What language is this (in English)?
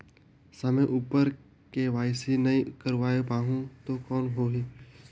Chhattisgarhi